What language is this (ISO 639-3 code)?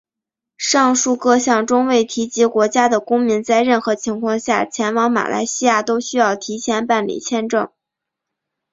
zho